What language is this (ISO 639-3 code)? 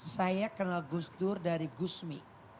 ind